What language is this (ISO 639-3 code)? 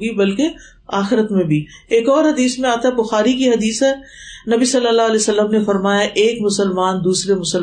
urd